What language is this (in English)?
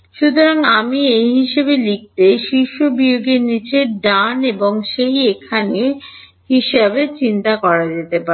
Bangla